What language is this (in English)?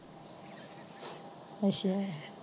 Punjabi